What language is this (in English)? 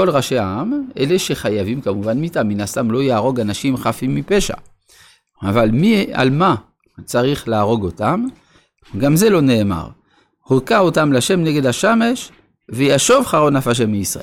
Hebrew